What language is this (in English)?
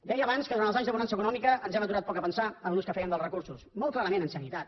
Catalan